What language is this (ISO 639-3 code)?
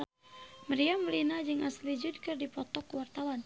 sun